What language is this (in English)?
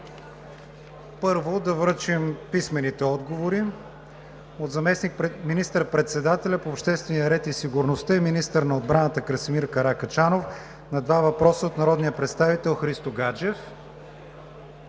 Bulgarian